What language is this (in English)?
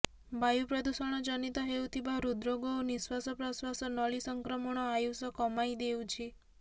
Odia